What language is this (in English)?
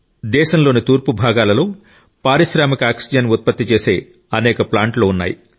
Telugu